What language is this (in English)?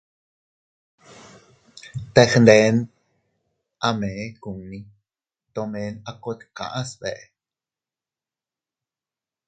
Teutila Cuicatec